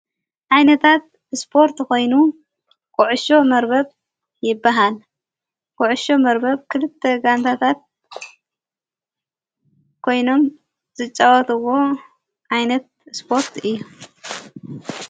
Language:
Tigrinya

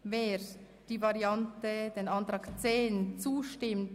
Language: Swiss German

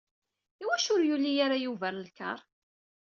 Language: Kabyle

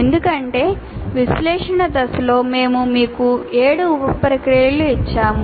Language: Telugu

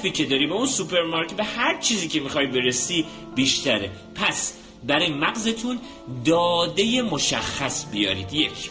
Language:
Persian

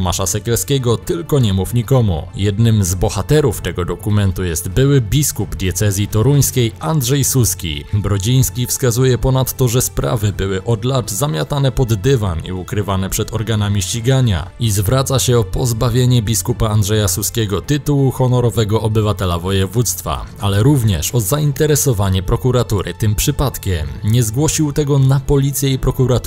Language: Polish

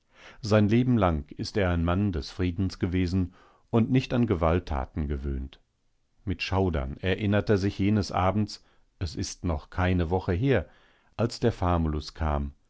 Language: German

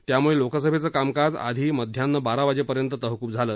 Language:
Marathi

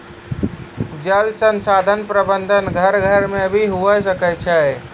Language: Maithili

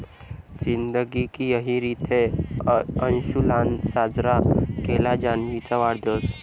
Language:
Marathi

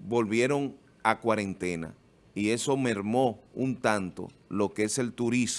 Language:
Spanish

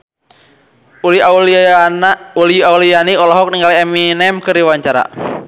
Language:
Sundanese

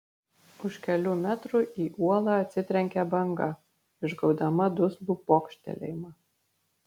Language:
Lithuanian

